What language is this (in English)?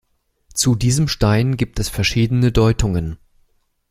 German